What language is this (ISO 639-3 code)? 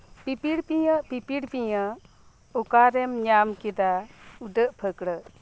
sat